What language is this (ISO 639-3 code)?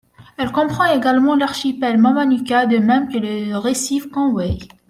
fra